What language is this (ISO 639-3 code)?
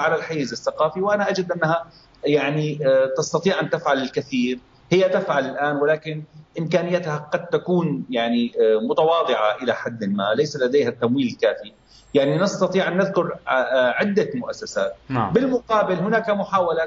ara